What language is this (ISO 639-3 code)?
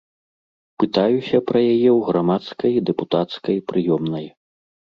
bel